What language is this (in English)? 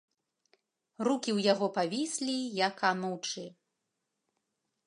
Belarusian